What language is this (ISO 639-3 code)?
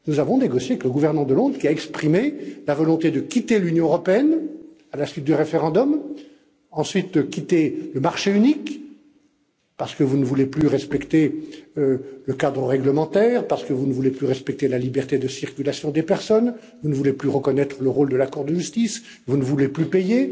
fra